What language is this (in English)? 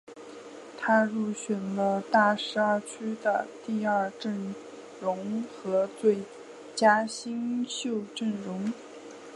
Chinese